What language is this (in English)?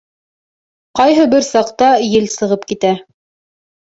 Bashkir